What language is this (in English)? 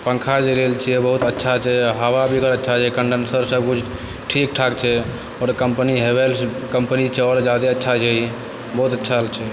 Maithili